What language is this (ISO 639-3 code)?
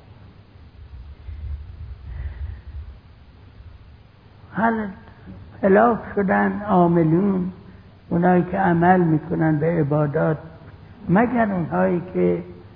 fas